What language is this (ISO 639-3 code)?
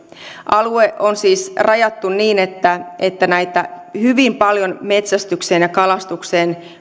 fin